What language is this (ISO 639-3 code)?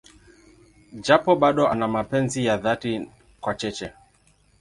swa